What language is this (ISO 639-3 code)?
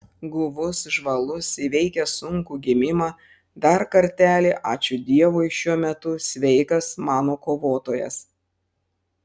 lit